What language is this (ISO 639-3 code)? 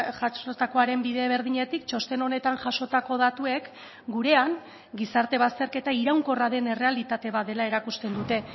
eus